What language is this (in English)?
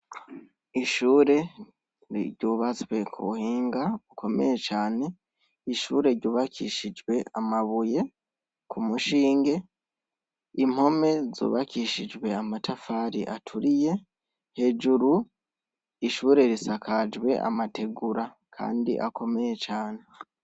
Rundi